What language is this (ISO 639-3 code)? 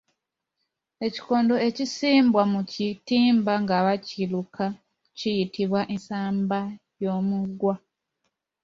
lug